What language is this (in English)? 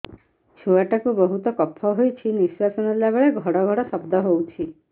Odia